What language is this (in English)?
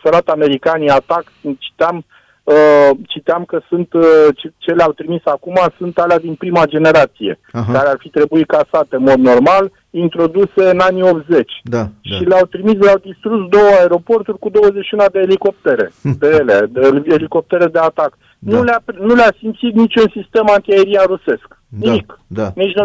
Romanian